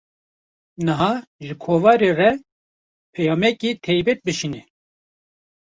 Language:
Kurdish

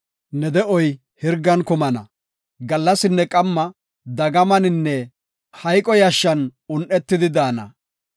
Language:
Gofa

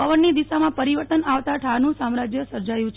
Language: Gujarati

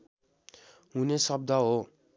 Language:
Nepali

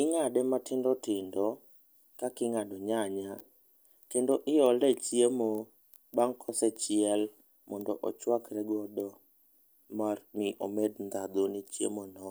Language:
Luo (Kenya and Tanzania)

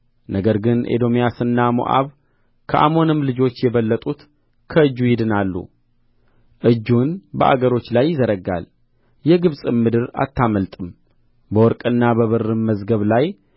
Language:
Amharic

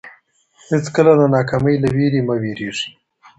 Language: Pashto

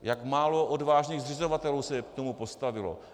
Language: Czech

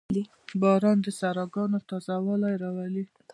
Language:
Pashto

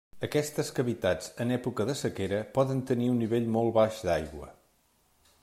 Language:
Catalan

